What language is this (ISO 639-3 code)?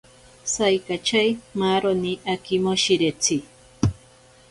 prq